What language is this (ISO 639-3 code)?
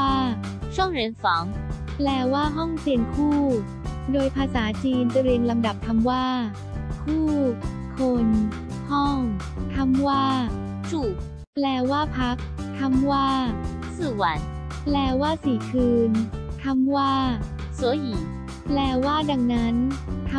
tha